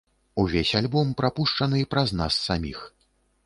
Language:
Belarusian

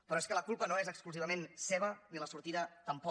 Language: Catalan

